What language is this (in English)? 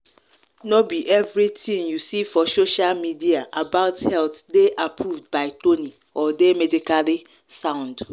Nigerian Pidgin